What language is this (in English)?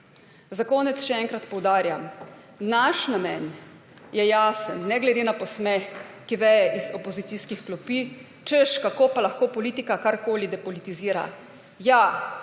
Slovenian